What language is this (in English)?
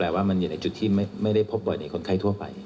Thai